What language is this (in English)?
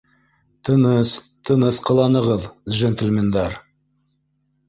Bashkir